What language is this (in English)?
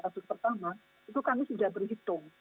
Indonesian